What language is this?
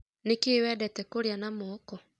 Kikuyu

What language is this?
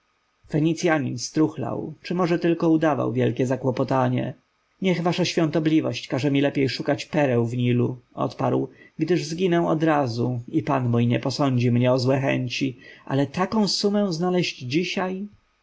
Polish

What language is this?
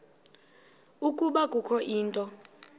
Xhosa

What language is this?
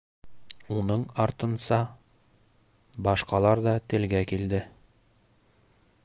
Bashkir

